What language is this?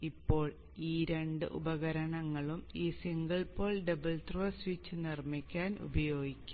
Malayalam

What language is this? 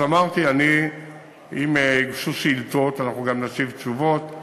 Hebrew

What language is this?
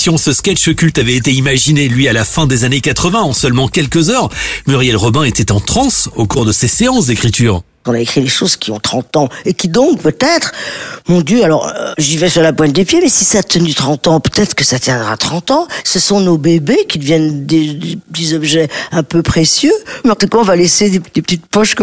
French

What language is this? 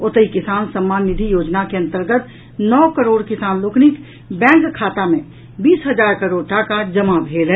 Maithili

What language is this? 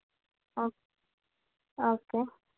Telugu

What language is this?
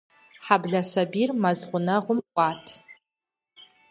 Kabardian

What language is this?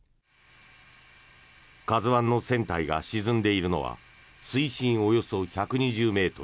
Japanese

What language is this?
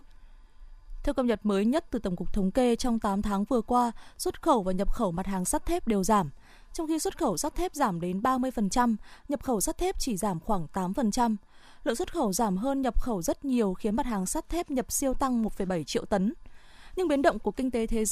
Vietnamese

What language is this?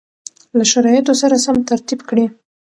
Pashto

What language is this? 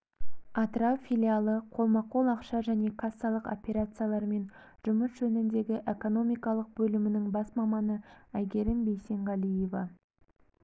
Kazakh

